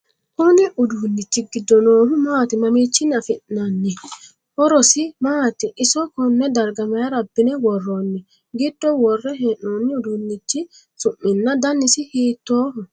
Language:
Sidamo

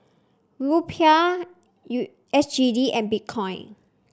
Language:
English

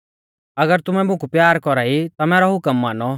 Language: Mahasu Pahari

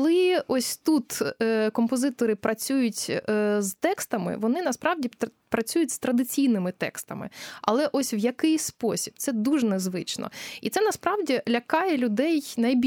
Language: Ukrainian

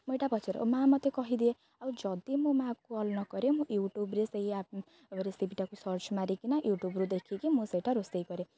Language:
Odia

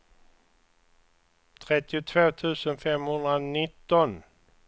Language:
Swedish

